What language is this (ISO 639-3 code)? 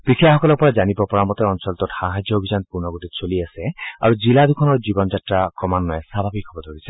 asm